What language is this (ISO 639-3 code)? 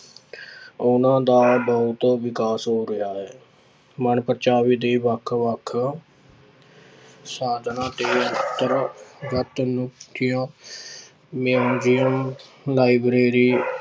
pan